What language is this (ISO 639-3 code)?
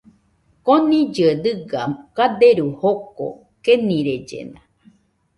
hux